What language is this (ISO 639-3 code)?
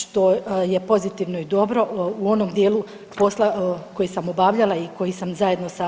hrv